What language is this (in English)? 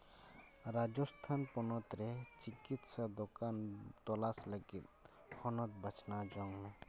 Santali